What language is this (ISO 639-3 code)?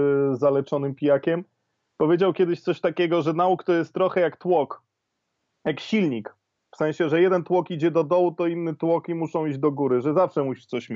pol